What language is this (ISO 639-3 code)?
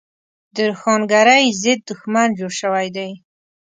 pus